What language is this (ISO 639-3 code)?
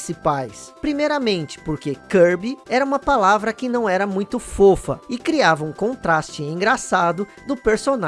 por